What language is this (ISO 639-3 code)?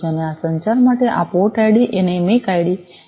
guj